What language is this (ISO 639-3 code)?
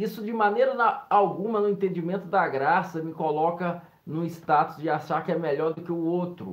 por